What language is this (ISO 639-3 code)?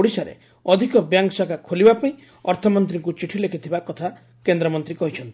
ori